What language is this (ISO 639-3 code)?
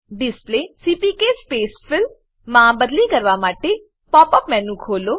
guj